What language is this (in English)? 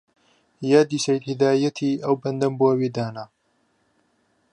Central Kurdish